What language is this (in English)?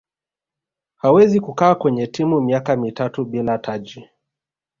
Swahili